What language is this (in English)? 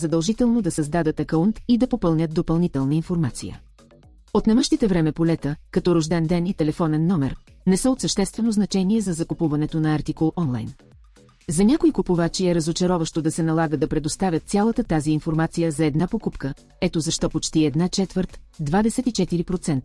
Bulgarian